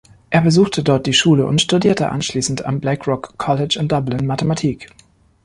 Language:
German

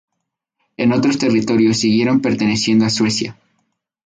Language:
Spanish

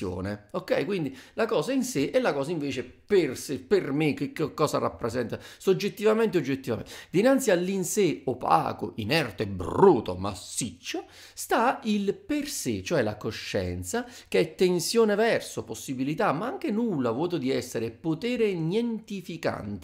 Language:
Italian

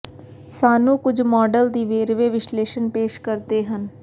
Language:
Punjabi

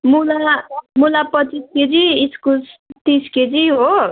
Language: Nepali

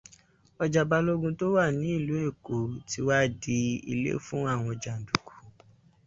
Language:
Yoruba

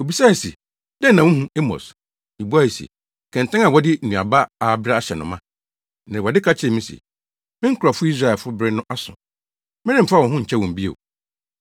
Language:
Akan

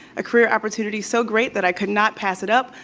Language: English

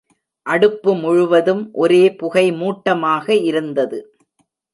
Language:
Tamil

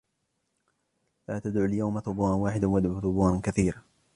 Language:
Arabic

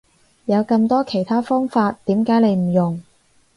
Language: Cantonese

